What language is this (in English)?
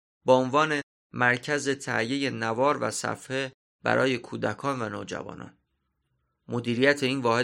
Persian